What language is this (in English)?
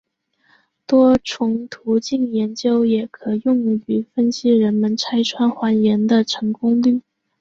Chinese